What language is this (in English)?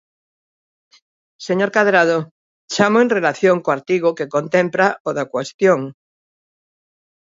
Galician